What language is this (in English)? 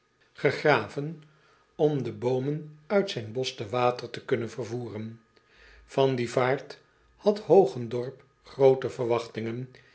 Dutch